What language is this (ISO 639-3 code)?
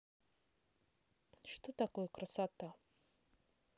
rus